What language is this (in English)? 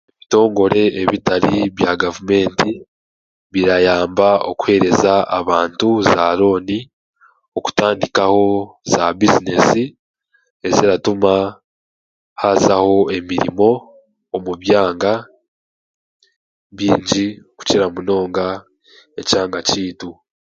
Chiga